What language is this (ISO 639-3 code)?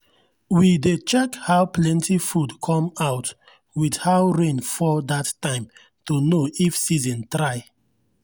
pcm